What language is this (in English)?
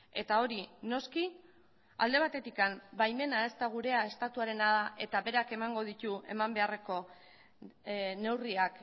Basque